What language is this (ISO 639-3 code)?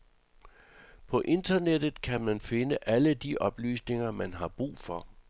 dan